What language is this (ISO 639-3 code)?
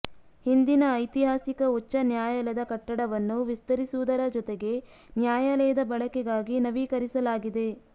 kan